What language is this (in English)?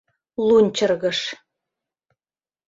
Mari